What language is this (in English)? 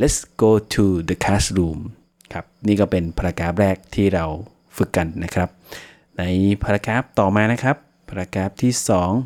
Thai